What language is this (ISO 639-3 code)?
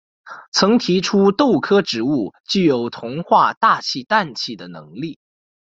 zho